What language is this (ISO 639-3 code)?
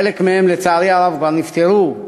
heb